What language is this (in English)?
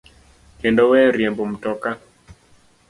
Luo (Kenya and Tanzania)